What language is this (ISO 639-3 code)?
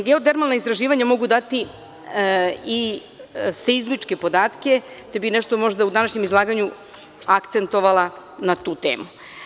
srp